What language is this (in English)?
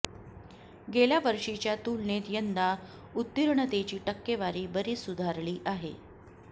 Marathi